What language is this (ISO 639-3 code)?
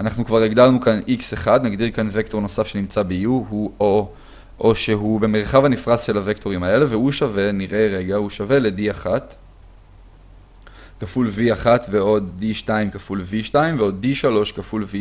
heb